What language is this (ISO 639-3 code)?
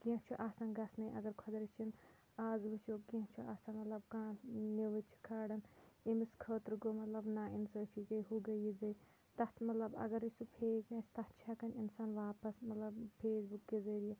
kas